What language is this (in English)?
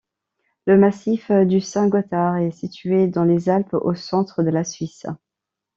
French